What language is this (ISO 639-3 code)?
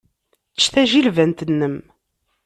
kab